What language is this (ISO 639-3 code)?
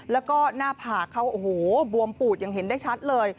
tha